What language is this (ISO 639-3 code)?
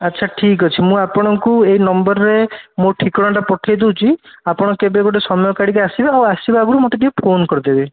ori